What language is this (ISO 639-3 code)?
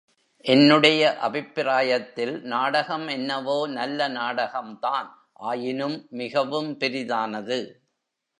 tam